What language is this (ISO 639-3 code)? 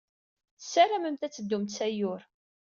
kab